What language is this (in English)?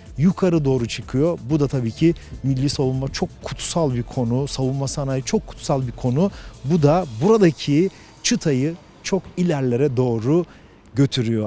Turkish